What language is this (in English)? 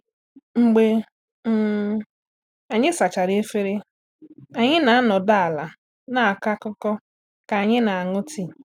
Igbo